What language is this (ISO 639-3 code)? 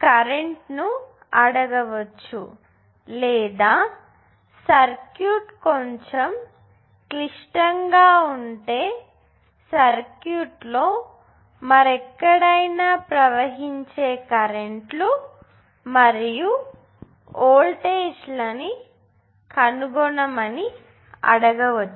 tel